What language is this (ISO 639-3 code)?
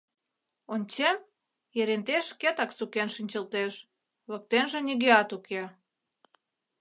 chm